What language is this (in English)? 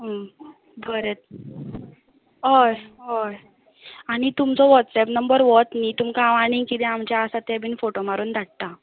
Konkani